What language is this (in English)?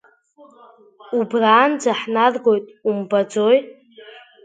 Abkhazian